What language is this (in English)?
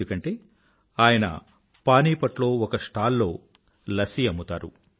Telugu